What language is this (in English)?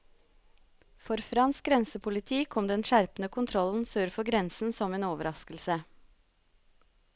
Norwegian